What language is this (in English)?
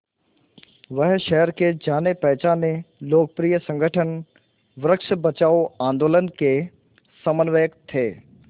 Hindi